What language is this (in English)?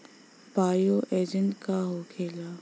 Bhojpuri